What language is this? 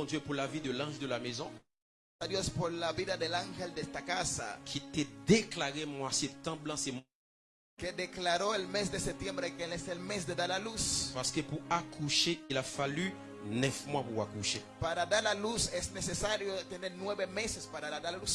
French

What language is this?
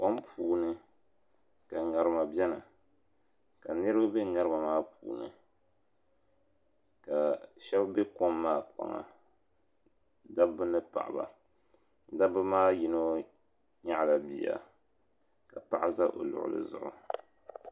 Dagbani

